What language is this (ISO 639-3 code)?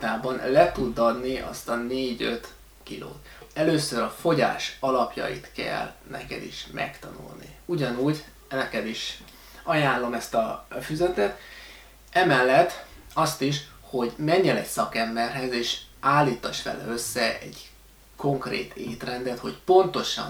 hun